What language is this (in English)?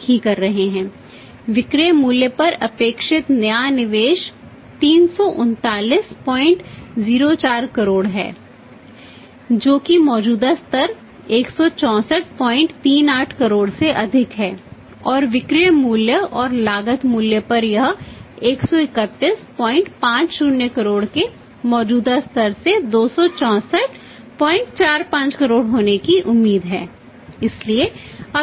Hindi